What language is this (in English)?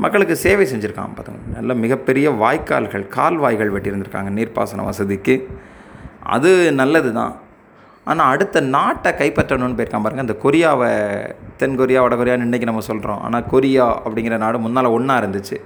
Tamil